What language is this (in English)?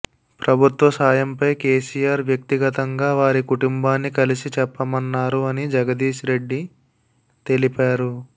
Telugu